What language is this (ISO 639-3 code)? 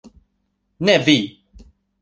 epo